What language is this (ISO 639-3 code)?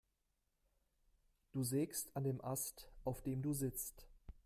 deu